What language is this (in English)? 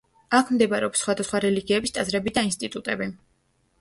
Georgian